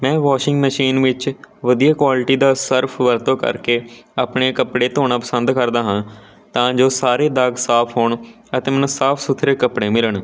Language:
Punjabi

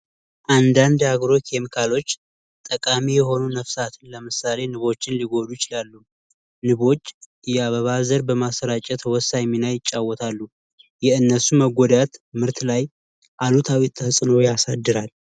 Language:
Amharic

